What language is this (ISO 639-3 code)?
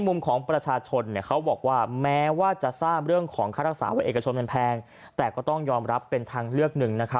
tha